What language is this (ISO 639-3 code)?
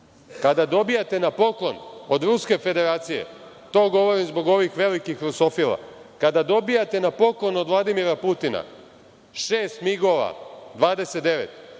srp